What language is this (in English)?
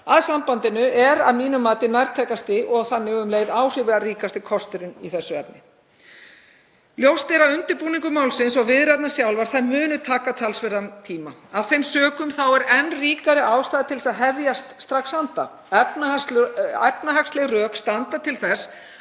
Icelandic